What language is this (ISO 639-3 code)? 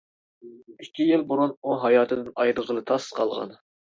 uig